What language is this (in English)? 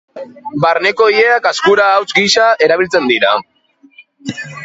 Basque